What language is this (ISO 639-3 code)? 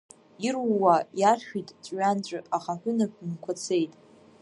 abk